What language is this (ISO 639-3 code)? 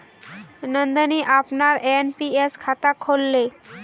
mag